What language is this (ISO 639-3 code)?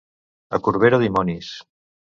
cat